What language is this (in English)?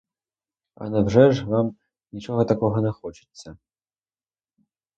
Ukrainian